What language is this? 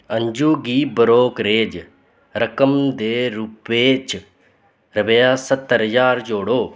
Dogri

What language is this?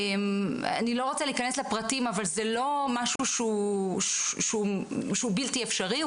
Hebrew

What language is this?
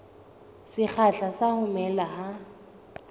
Southern Sotho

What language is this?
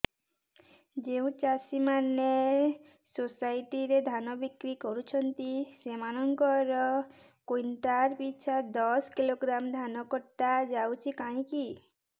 Odia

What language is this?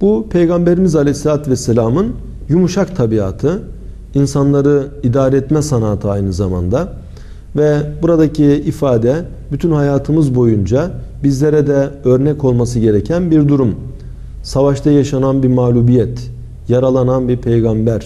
Turkish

